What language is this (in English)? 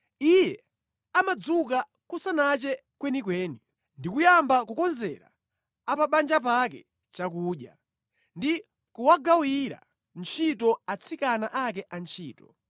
Nyanja